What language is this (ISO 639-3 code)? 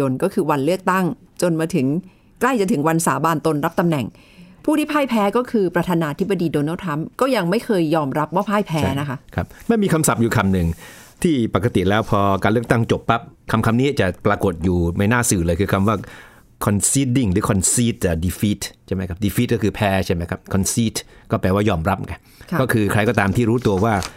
tha